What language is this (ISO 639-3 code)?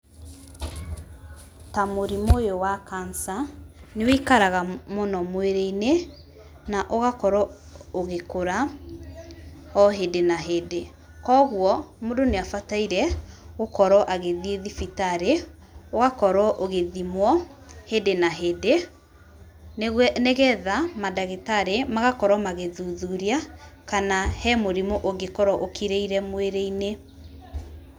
kik